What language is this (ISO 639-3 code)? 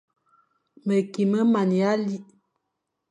fan